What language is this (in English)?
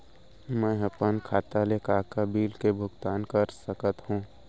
Chhattisgarhi